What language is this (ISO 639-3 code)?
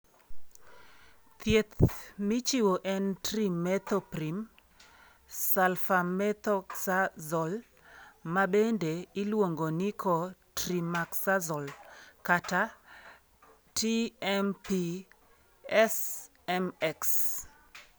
luo